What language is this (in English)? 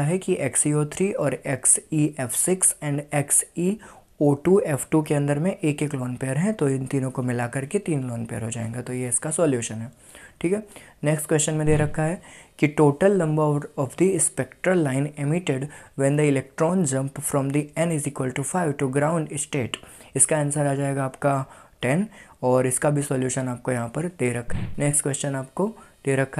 Hindi